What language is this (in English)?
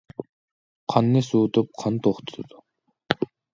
Uyghur